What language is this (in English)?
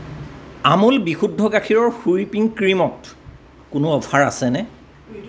Assamese